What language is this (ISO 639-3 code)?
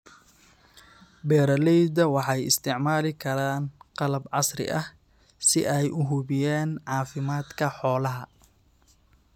som